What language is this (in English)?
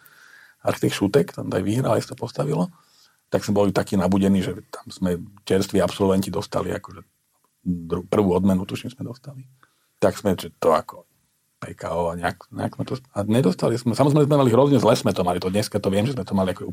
Slovak